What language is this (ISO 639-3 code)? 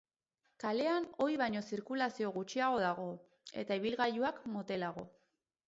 eus